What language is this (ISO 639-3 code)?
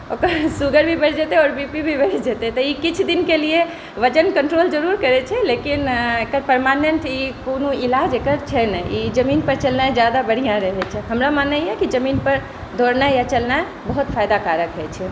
mai